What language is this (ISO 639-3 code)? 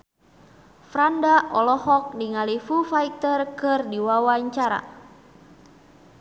sun